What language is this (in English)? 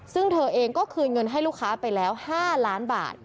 Thai